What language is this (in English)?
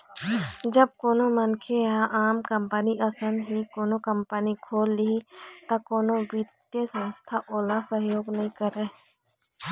Chhattisgarhi